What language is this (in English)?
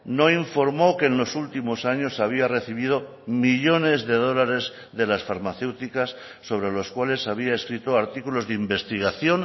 Spanish